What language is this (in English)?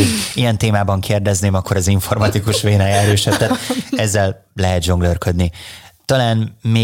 Hungarian